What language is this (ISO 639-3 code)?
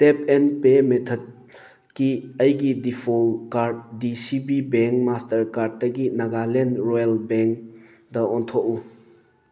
mni